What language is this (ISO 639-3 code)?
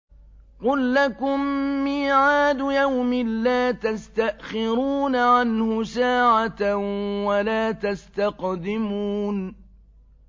ara